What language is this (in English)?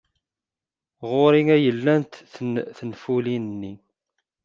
Kabyle